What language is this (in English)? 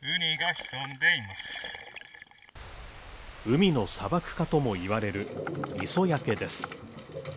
Japanese